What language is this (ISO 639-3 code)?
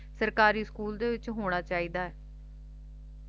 pan